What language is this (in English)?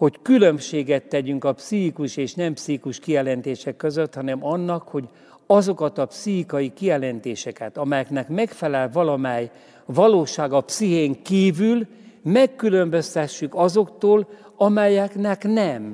Hungarian